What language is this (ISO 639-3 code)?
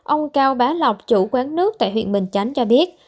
vie